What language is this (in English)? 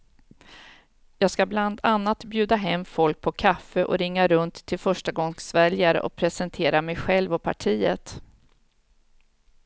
Swedish